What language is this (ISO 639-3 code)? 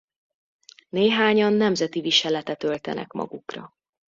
hun